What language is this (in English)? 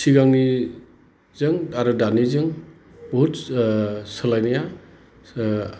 Bodo